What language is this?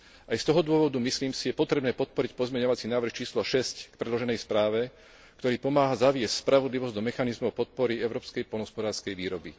Slovak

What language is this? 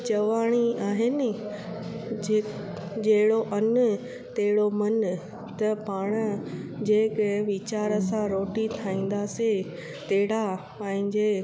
Sindhi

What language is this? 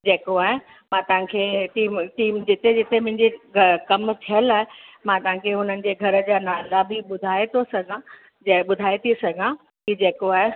Sindhi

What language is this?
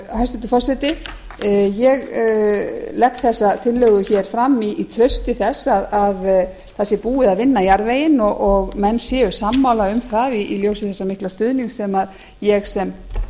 Icelandic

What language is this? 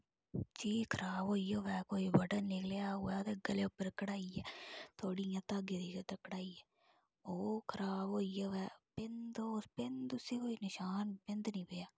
Dogri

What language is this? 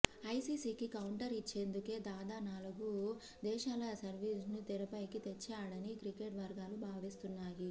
Telugu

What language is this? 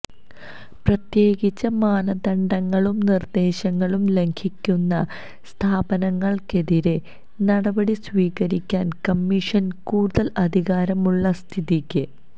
Malayalam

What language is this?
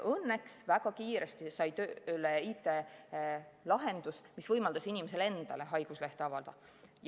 Estonian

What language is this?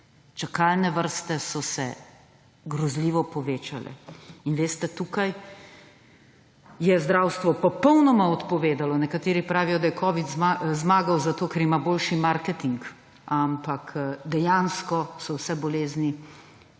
Slovenian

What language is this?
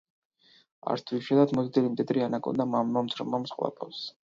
Georgian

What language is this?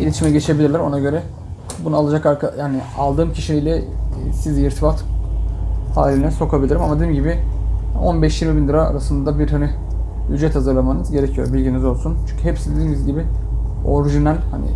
Turkish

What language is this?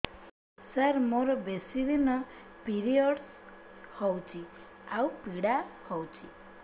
Odia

